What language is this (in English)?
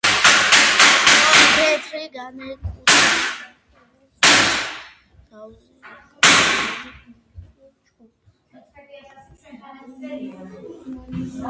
Georgian